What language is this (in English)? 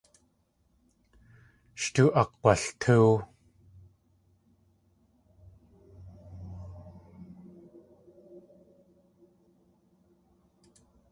Tlingit